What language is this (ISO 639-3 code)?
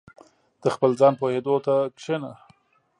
pus